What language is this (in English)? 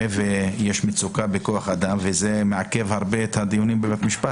Hebrew